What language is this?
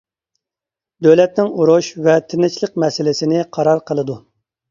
Uyghur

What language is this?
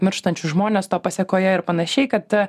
Lithuanian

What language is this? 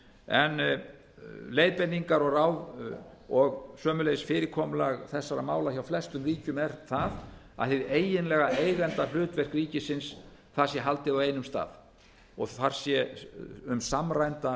Icelandic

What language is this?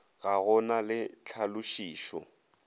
Northern Sotho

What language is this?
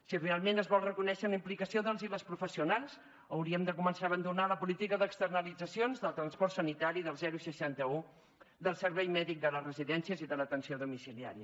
Catalan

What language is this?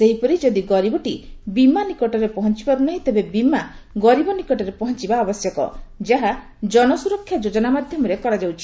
Odia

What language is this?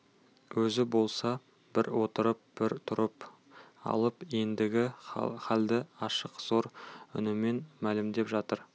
Kazakh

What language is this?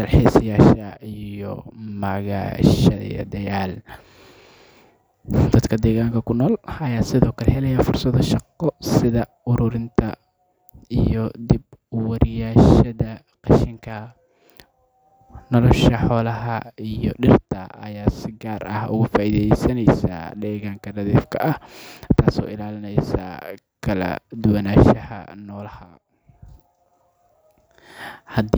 Somali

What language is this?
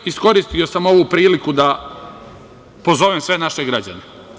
Serbian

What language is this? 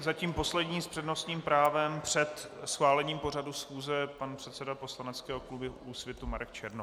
Czech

